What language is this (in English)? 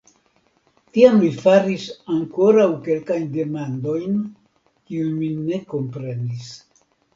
Esperanto